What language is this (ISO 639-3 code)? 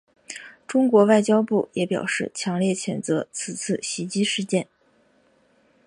zho